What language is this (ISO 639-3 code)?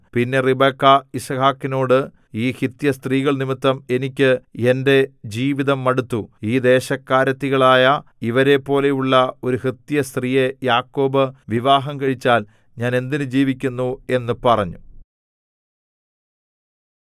mal